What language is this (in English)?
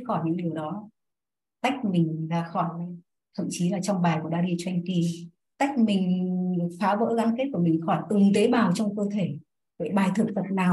Vietnamese